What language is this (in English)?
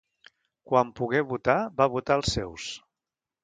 Catalan